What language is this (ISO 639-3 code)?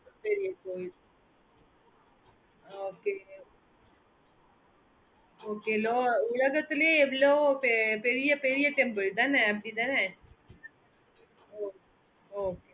tam